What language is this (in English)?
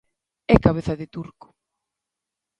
Galician